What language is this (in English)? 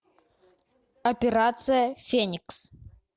Russian